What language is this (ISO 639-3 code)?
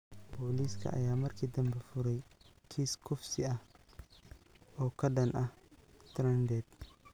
som